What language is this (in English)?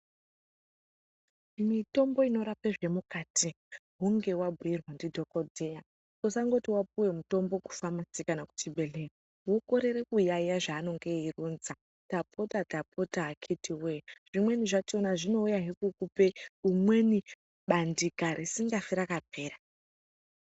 Ndau